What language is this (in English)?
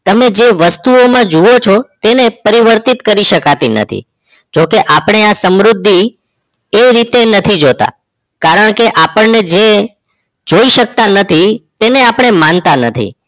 Gujarati